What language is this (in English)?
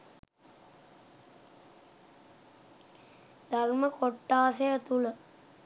Sinhala